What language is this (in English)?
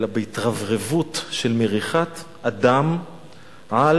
Hebrew